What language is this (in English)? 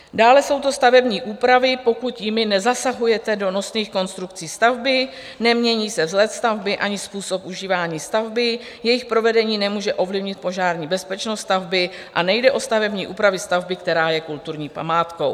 Czech